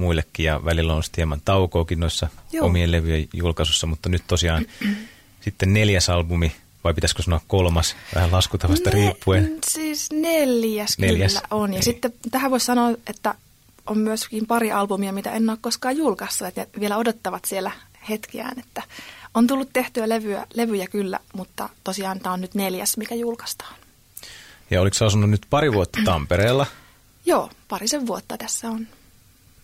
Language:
Finnish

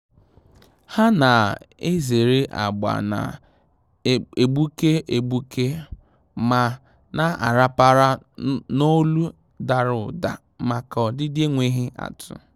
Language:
Igbo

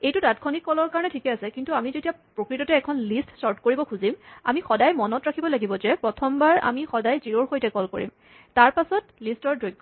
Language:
Assamese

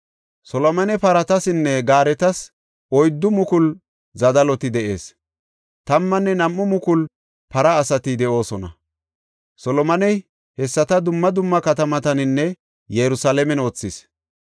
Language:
Gofa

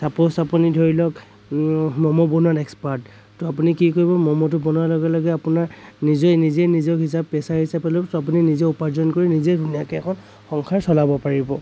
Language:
Assamese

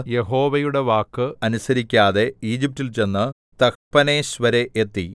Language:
Malayalam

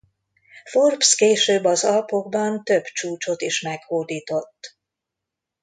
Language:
Hungarian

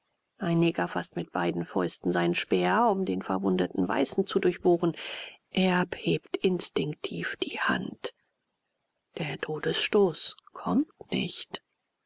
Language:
German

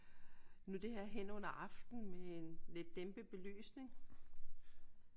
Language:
Danish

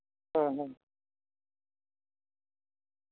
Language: Santali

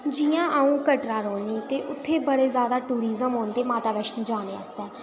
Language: Dogri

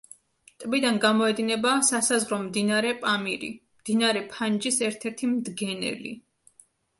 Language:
Georgian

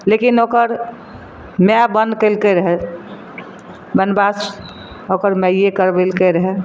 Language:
Maithili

